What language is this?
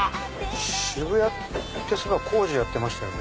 Japanese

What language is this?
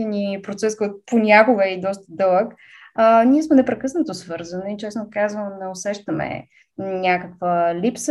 Bulgarian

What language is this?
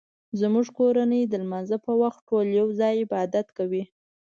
Pashto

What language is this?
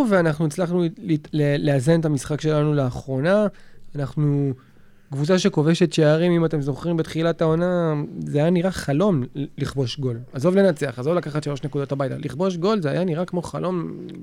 Hebrew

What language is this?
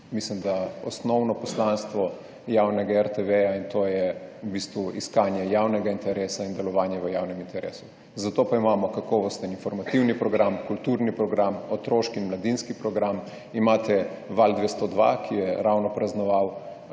Slovenian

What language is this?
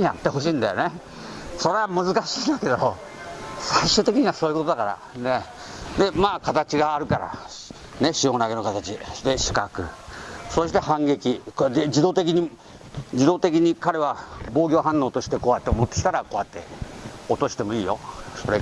Japanese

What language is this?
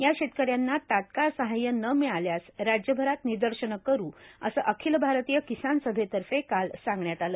Marathi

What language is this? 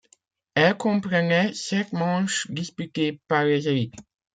French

